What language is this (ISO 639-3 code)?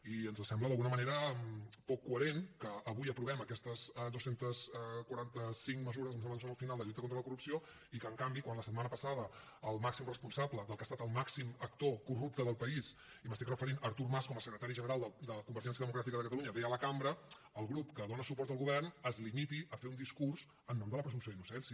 cat